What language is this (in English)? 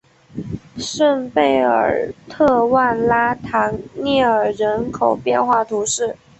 Chinese